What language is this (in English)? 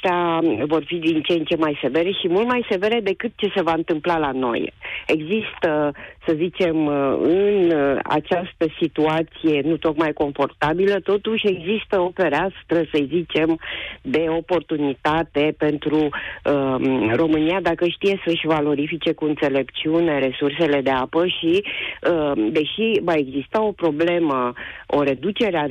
Romanian